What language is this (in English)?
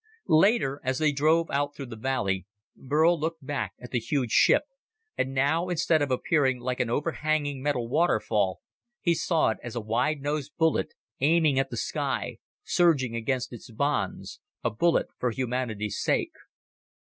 English